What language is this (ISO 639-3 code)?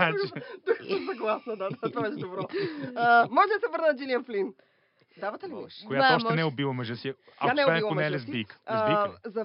bul